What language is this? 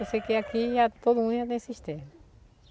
Portuguese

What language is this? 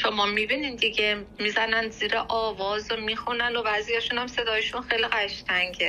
Persian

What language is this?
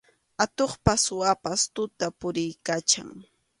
Arequipa-La Unión Quechua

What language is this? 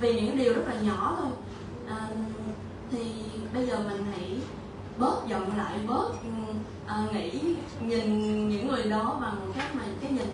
Vietnamese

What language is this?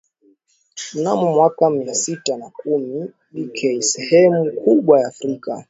Swahili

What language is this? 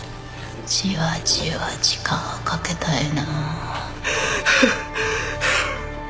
Japanese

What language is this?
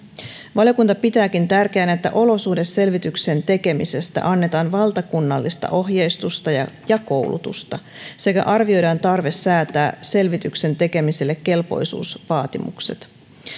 Finnish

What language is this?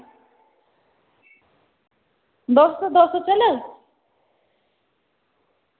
Dogri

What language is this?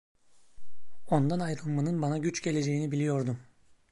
Turkish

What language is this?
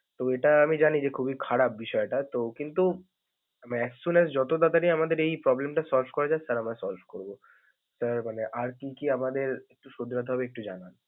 Bangla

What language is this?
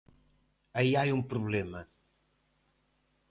Galician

